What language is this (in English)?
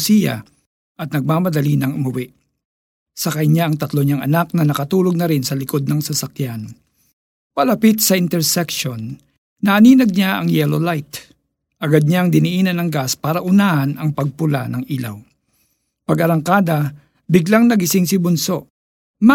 Filipino